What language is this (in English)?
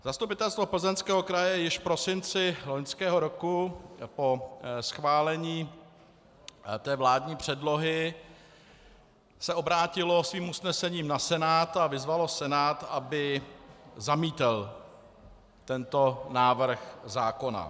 Czech